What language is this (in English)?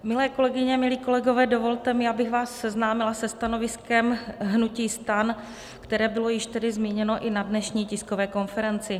Czech